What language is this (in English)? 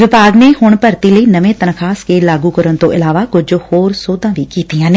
Punjabi